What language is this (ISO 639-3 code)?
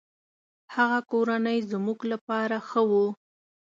pus